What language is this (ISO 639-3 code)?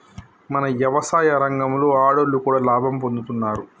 tel